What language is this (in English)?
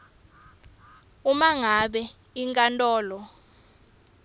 Swati